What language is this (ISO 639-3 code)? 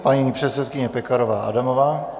ces